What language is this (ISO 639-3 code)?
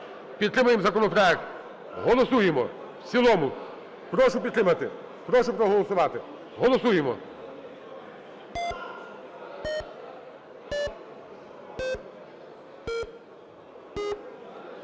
ukr